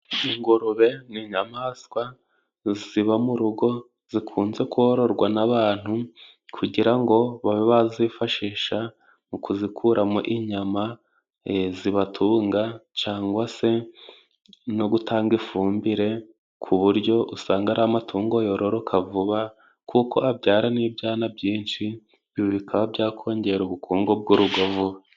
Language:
Kinyarwanda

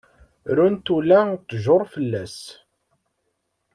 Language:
Kabyle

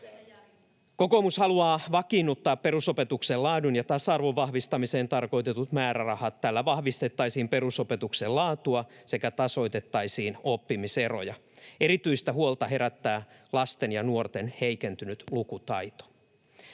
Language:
Finnish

